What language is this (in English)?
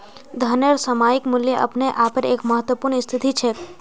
Magahi